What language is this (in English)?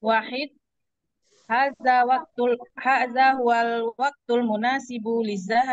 Indonesian